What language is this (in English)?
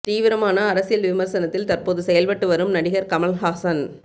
Tamil